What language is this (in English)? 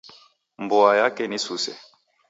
Taita